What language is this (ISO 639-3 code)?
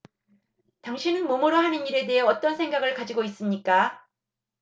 kor